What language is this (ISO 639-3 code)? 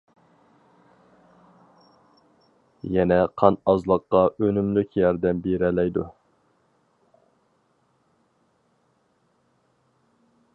uig